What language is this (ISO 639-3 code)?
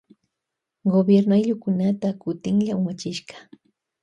qvj